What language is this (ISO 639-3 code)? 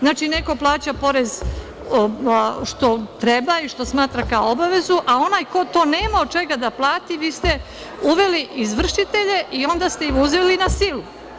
srp